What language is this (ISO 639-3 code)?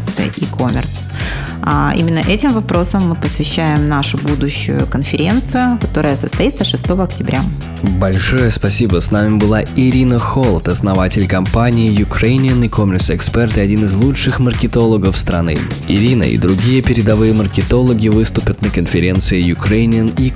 rus